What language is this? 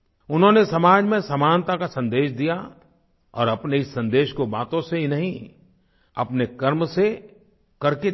Hindi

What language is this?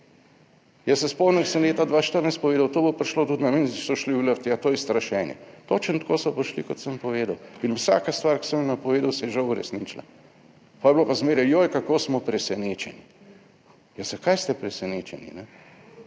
Slovenian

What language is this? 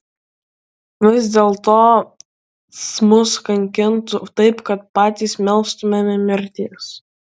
Lithuanian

